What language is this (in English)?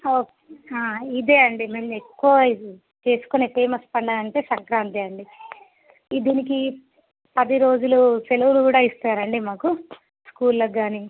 Telugu